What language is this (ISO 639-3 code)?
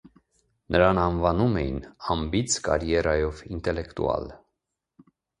hye